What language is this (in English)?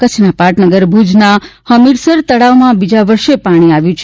Gujarati